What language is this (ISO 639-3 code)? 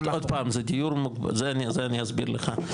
heb